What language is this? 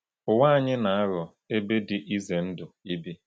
Igbo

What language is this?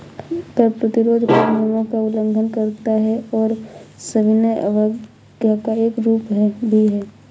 Hindi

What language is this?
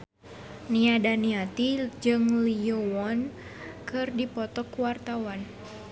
Sundanese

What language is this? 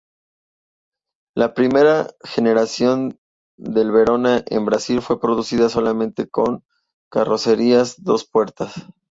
Spanish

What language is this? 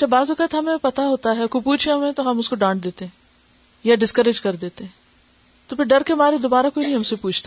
Urdu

